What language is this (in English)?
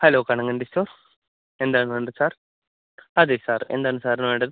Malayalam